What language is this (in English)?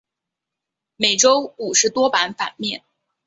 Chinese